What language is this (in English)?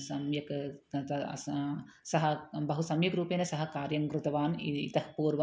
Sanskrit